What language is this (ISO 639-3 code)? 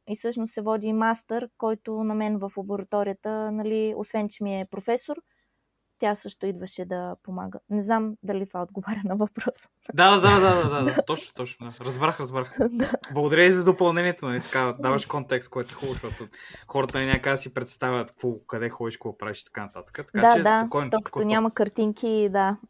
bul